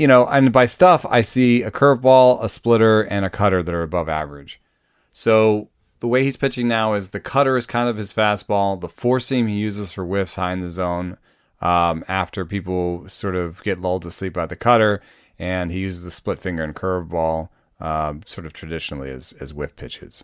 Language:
English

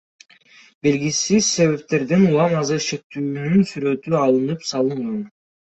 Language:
Kyrgyz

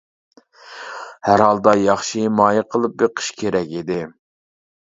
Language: Uyghur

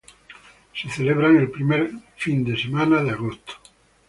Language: Spanish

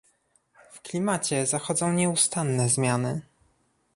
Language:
Polish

